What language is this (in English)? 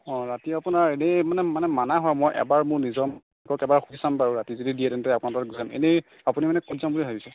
Assamese